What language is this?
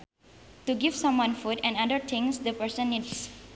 Sundanese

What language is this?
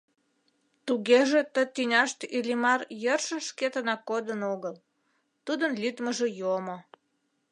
Mari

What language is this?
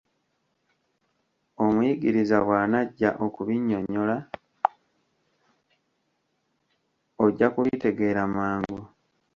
Ganda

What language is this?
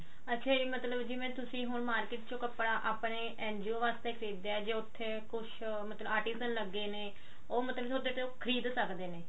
Punjabi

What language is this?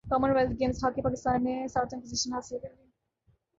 Urdu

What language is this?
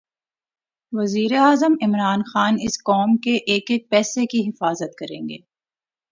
Urdu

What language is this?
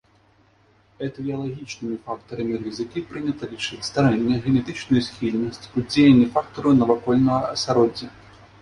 Belarusian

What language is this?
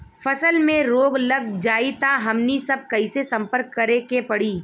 Bhojpuri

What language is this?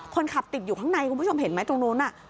Thai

